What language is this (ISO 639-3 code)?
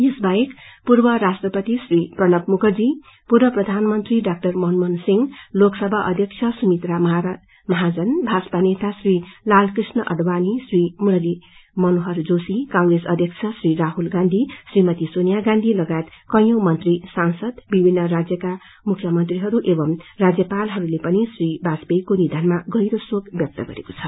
nep